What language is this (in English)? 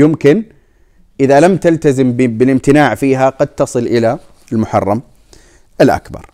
Arabic